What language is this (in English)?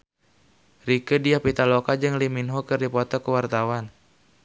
Sundanese